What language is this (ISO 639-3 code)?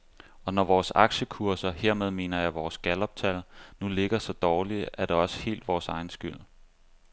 dan